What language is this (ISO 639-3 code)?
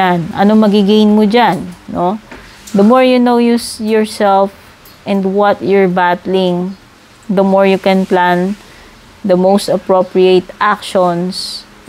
fil